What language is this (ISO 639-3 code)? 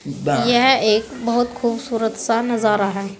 hin